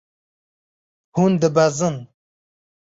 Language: Kurdish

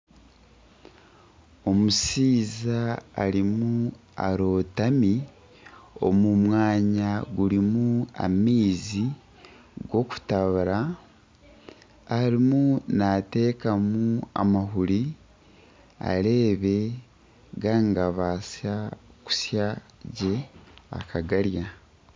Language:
Nyankole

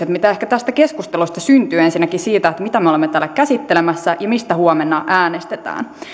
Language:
Finnish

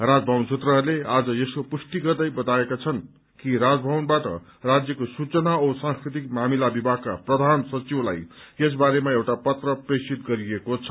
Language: Nepali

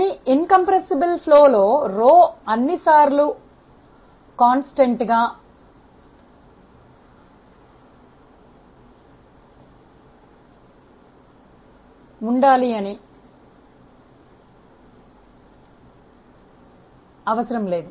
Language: Telugu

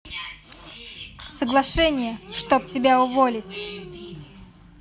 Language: Russian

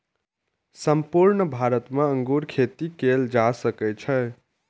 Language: Maithili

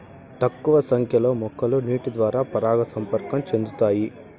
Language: Telugu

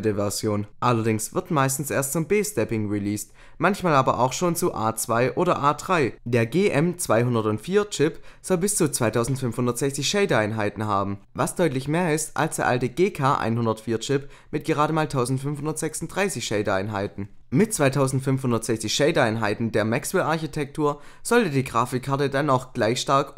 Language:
German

